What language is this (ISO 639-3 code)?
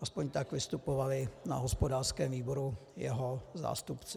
ces